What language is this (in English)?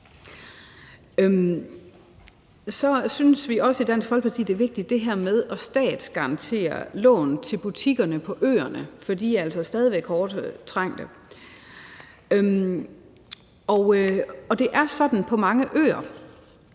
Danish